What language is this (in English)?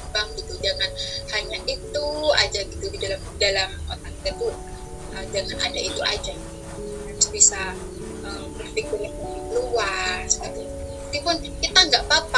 Indonesian